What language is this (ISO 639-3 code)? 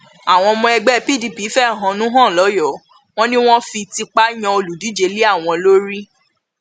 yor